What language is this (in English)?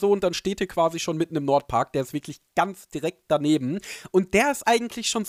German